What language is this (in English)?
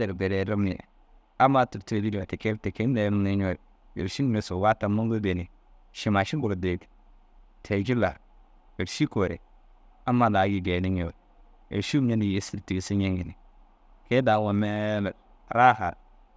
Dazaga